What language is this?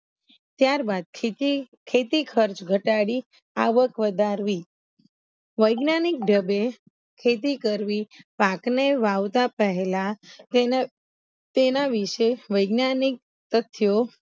Gujarati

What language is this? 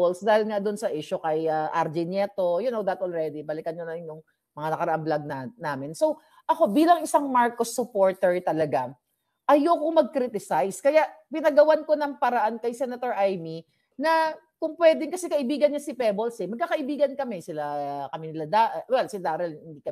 Filipino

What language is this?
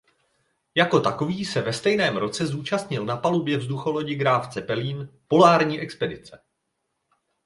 Czech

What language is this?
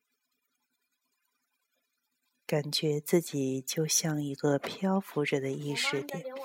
Chinese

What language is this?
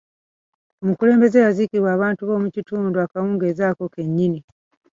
Ganda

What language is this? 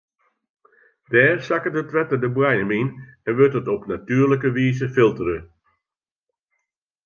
Western Frisian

